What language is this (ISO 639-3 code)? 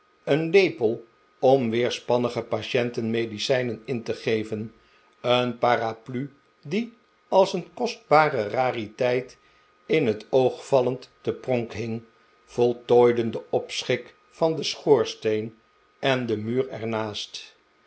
nld